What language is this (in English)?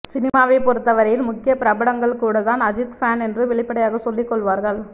Tamil